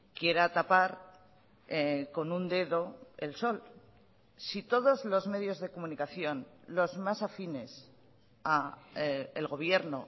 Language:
Spanish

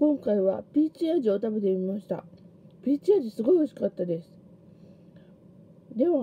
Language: Japanese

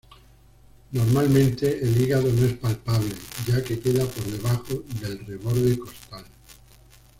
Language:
Spanish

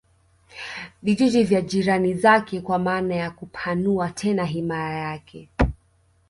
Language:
Swahili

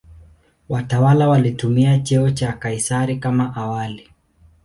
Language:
Swahili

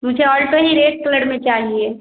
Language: Hindi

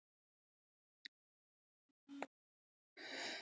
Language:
Icelandic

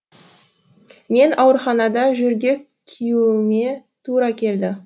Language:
Kazakh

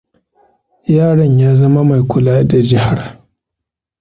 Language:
Hausa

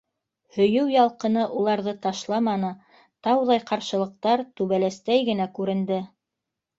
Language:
Bashkir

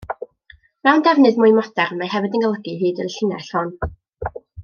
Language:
Welsh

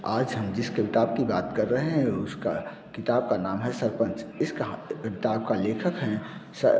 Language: Hindi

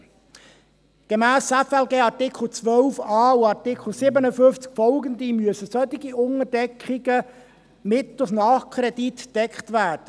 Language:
Swiss German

